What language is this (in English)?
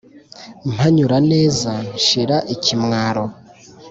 Kinyarwanda